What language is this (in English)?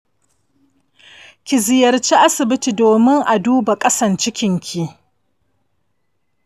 Hausa